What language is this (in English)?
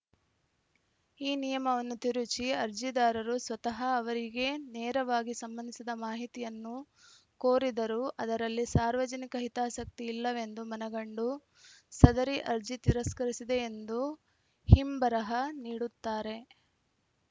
Kannada